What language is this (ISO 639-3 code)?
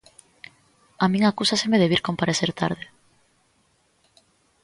glg